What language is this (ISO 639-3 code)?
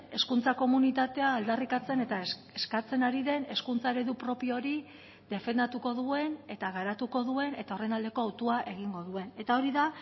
eus